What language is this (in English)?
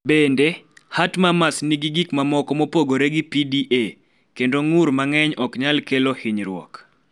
Luo (Kenya and Tanzania)